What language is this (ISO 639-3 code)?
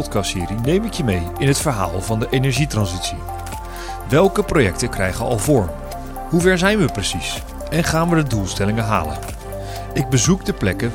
nld